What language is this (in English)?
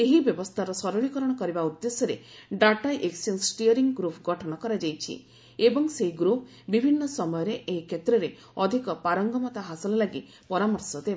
Odia